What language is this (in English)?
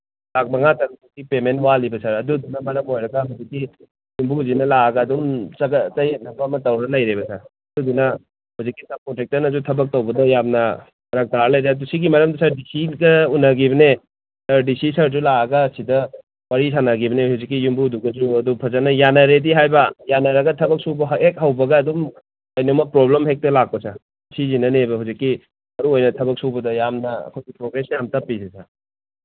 Manipuri